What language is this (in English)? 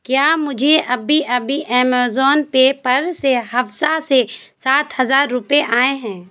Urdu